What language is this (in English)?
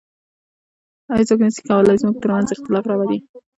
Pashto